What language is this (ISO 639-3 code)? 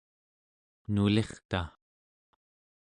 esu